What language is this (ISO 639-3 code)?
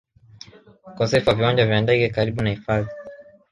swa